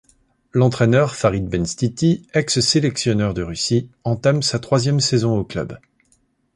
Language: French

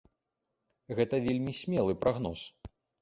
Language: Belarusian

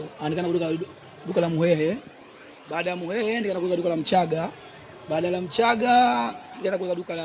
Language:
Swahili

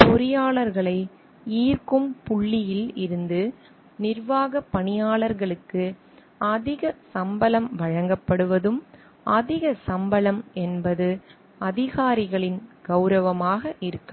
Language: Tamil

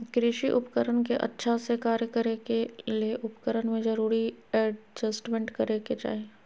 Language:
Magahi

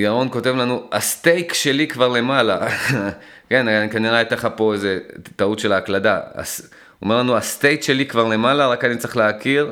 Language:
Hebrew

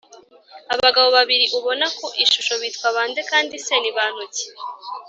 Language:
Kinyarwanda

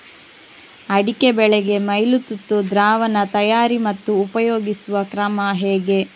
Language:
Kannada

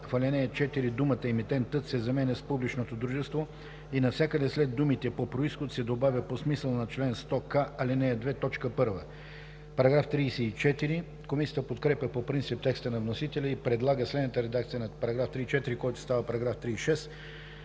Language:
Bulgarian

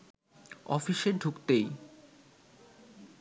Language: Bangla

